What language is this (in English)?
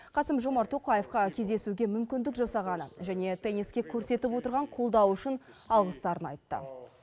Kazakh